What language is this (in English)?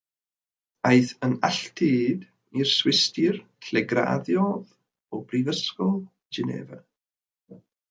Welsh